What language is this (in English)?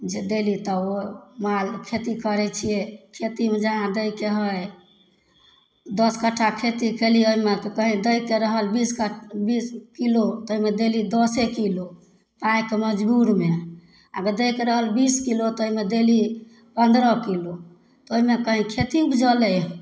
Maithili